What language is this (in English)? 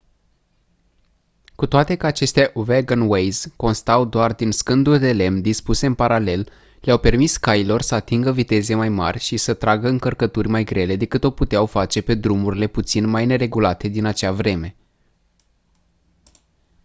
Romanian